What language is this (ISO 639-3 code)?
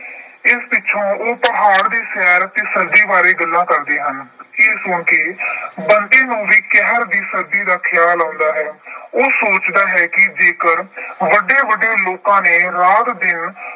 pan